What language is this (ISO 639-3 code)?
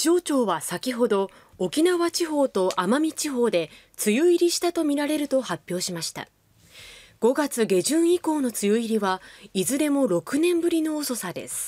jpn